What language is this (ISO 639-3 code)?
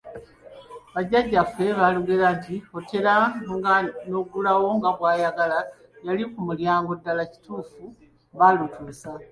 lug